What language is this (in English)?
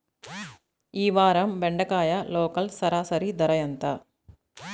Telugu